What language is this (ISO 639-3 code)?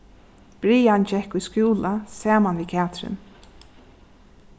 fao